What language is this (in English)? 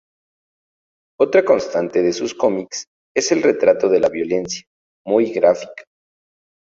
Spanish